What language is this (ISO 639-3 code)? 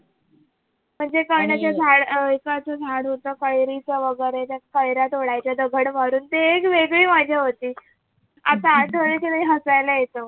mar